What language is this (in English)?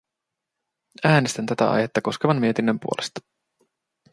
Finnish